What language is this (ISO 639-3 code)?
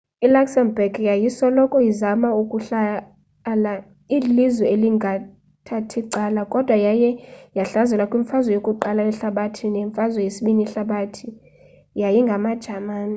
xho